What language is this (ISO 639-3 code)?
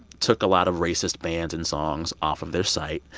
eng